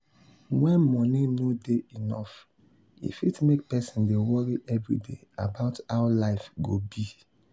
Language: Nigerian Pidgin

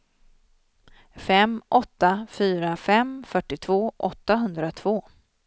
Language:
Swedish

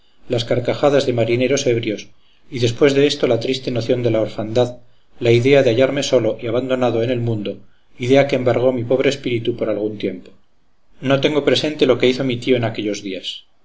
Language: Spanish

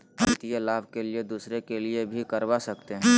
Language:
Magahi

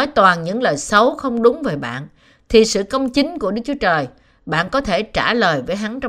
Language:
Vietnamese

